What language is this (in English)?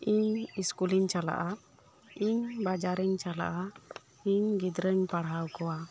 Santali